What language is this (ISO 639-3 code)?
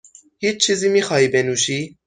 fas